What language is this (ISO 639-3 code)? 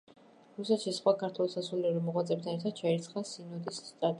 kat